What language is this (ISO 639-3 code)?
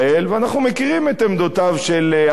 heb